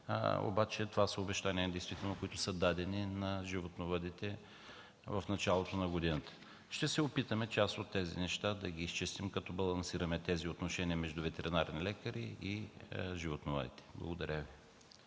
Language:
Bulgarian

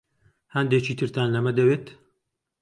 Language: Central Kurdish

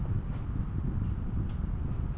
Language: Bangla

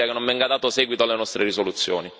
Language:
Italian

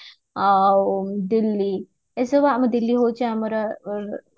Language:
Odia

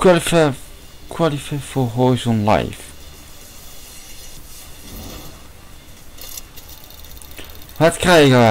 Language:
Dutch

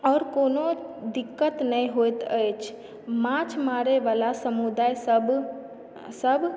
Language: Maithili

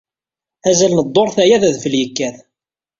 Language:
Kabyle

